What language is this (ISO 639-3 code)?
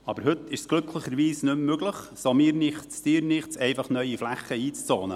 gsw